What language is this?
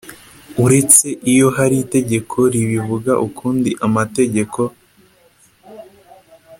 Kinyarwanda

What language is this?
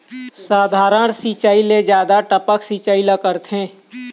Chhattisgarhi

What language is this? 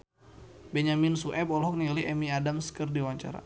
Sundanese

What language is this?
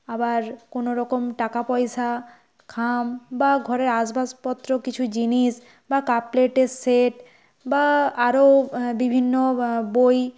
Bangla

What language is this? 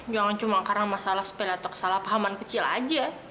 Indonesian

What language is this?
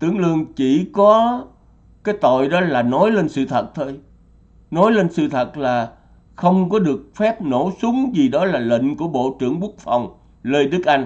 Vietnamese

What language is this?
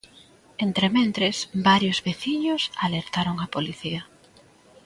Galician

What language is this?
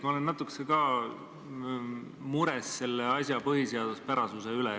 Estonian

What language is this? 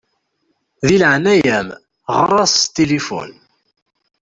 Kabyle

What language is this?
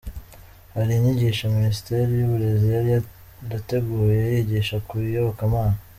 Kinyarwanda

